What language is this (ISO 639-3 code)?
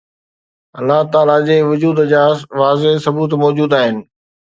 snd